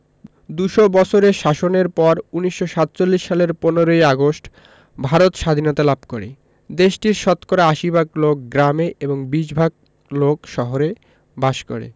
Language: Bangla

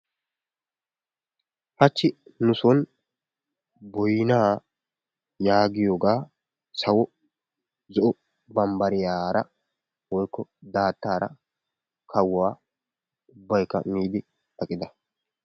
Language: Wolaytta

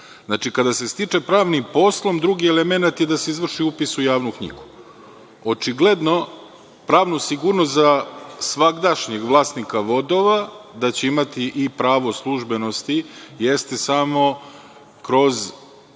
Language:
Serbian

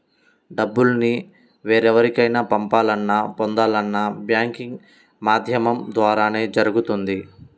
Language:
Telugu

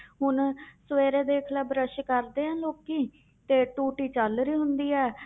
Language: Punjabi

